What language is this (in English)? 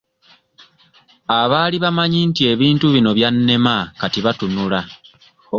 Ganda